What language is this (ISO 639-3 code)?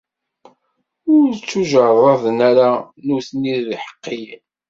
kab